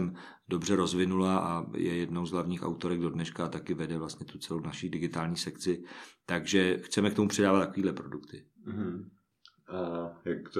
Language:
Czech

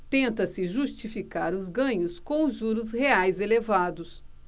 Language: Portuguese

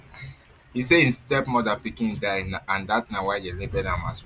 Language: Nigerian Pidgin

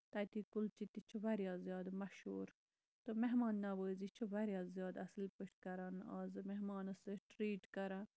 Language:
Kashmiri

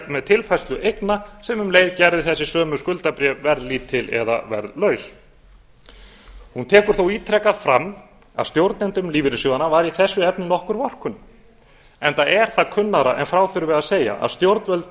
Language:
Icelandic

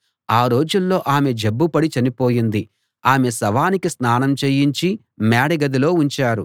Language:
Telugu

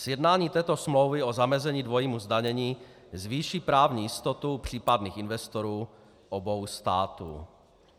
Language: Czech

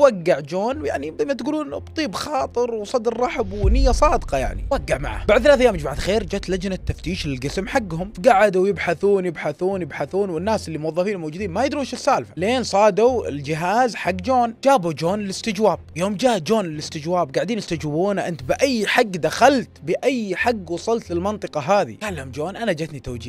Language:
Arabic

